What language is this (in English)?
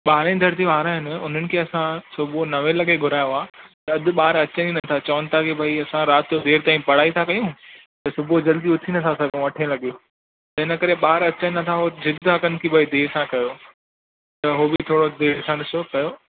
Sindhi